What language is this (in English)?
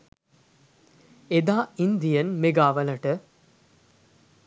Sinhala